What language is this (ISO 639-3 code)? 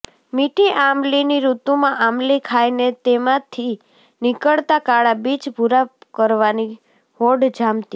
guj